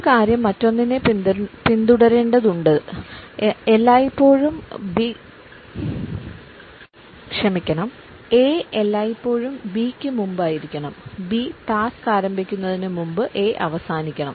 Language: Malayalam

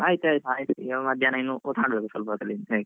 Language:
Kannada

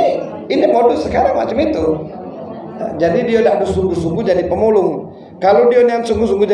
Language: Indonesian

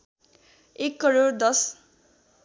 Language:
Nepali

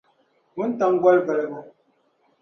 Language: Dagbani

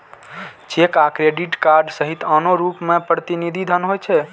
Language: Maithili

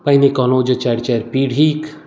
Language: Maithili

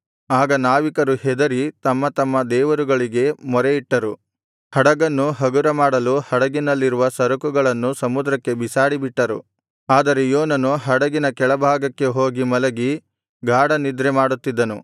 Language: Kannada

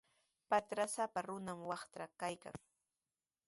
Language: Sihuas Ancash Quechua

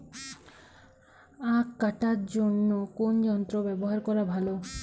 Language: Bangla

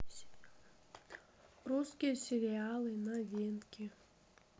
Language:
Russian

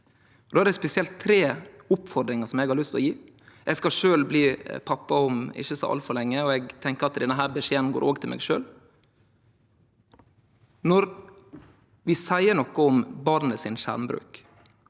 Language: Norwegian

